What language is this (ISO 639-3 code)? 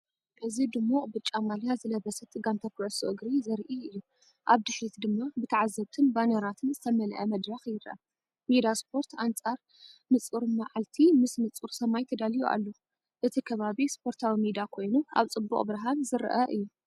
tir